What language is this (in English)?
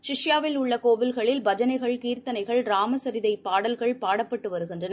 Tamil